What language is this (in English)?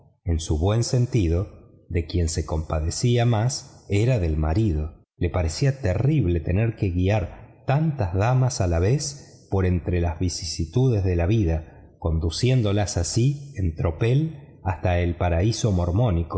Spanish